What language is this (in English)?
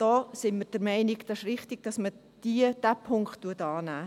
Swiss German